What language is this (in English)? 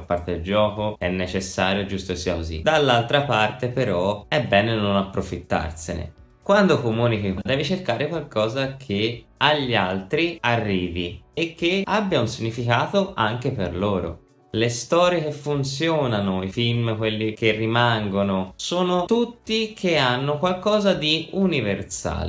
Italian